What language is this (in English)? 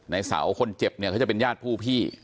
Thai